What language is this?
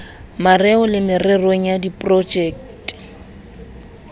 Southern Sotho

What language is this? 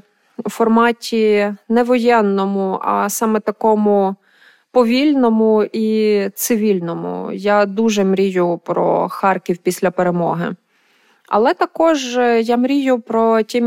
Ukrainian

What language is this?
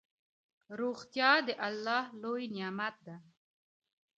Pashto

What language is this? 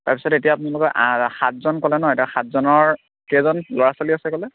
Assamese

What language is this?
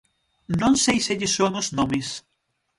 Galician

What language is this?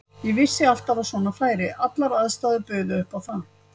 Icelandic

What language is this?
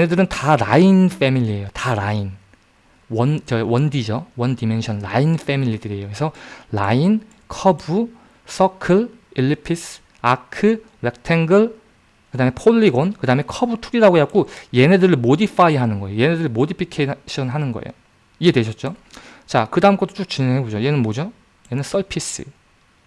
Korean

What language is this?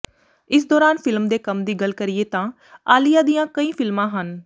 Punjabi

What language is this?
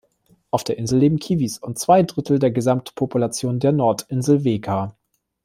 German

